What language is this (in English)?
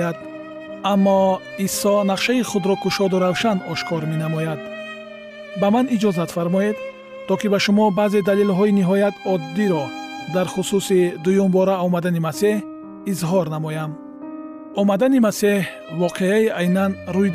Persian